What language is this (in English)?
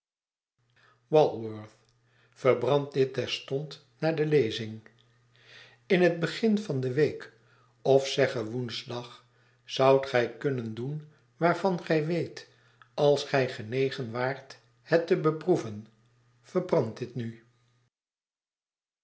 Dutch